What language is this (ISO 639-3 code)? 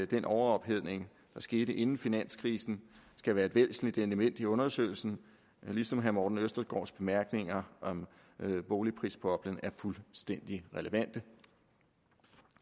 dan